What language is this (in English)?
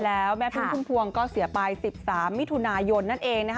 Thai